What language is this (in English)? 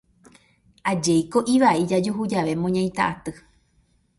Guarani